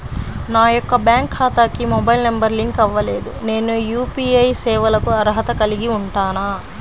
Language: Telugu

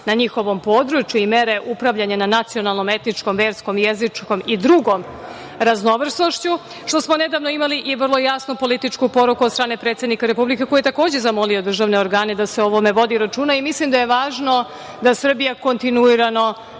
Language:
Serbian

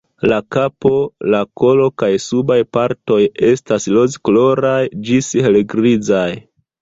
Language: Esperanto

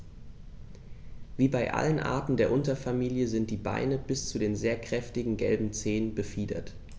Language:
German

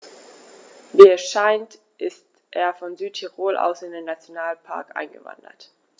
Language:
German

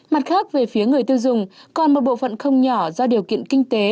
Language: Vietnamese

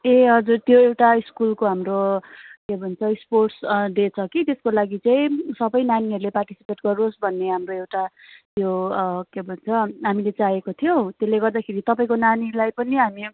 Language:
Nepali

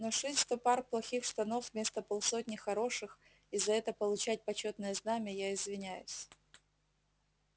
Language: Russian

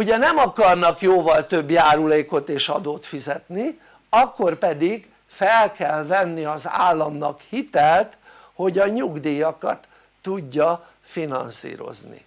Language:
Hungarian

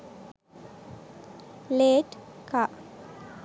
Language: Sinhala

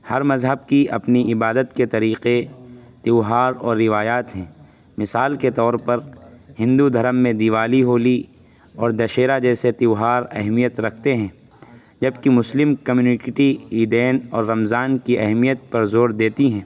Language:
Urdu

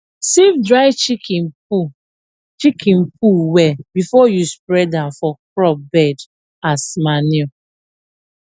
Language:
Nigerian Pidgin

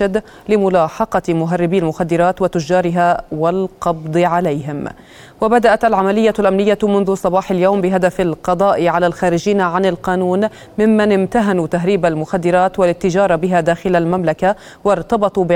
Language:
Arabic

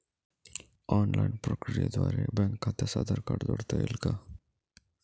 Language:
Marathi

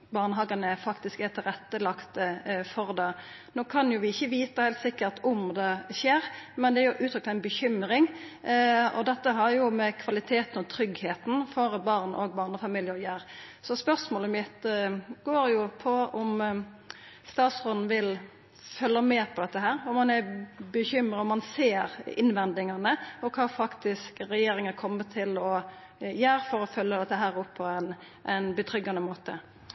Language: Norwegian Nynorsk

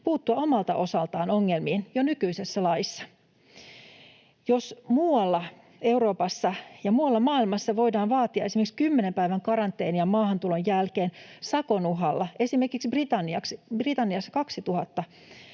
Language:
Finnish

